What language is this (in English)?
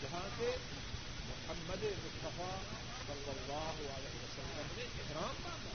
Urdu